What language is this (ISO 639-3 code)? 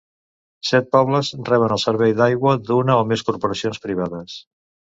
cat